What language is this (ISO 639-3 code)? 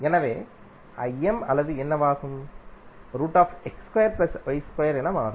tam